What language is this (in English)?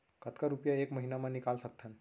Chhattisgarhi